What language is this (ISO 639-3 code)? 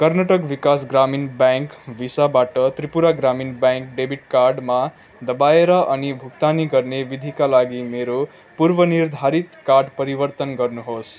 nep